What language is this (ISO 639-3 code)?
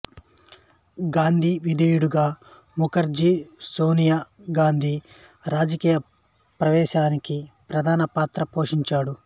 tel